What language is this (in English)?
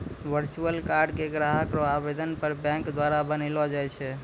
Maithili